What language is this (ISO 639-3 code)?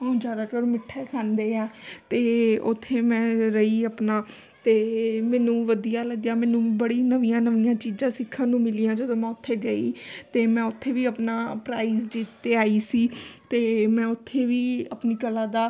pan